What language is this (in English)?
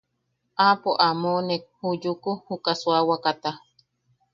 Yaqui